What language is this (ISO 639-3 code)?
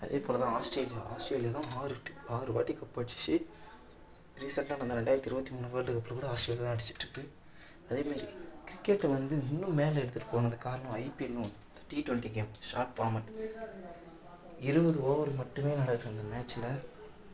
tam